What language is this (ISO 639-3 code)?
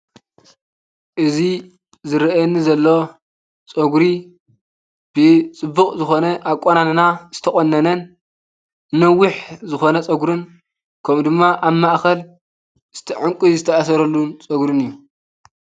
tir